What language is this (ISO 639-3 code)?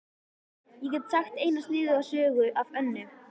isl